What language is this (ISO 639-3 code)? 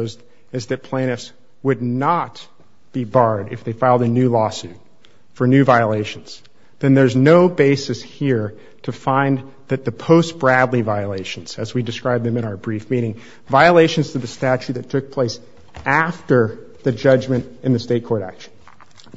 eng